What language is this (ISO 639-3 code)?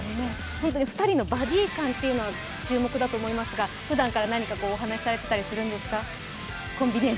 jpn